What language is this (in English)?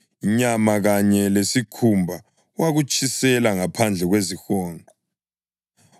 North Ndebele